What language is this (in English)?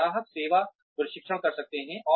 Hindi